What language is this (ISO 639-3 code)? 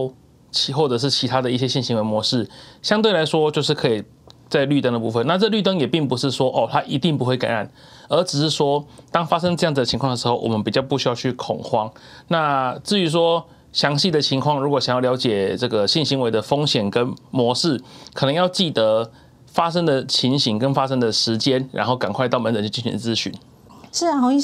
zho